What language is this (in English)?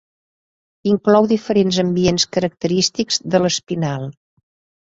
Catalan